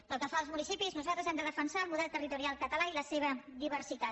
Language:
Catalan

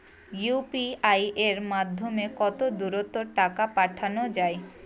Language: Bangla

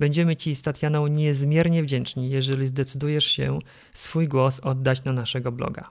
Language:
Polish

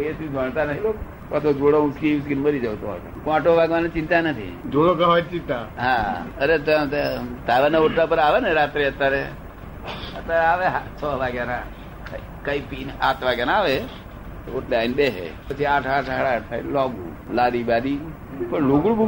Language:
Gujarati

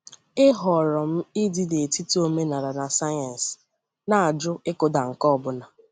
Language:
Igbo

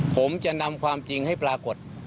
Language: Thai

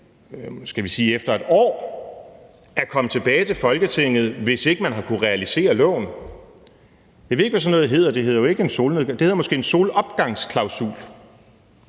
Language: Danish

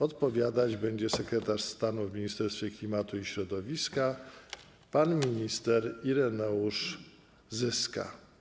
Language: Polish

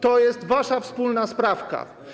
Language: Polish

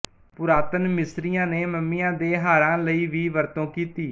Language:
Punjabi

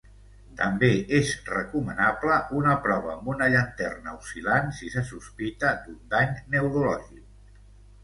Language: Catalan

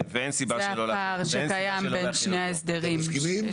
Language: Hebrew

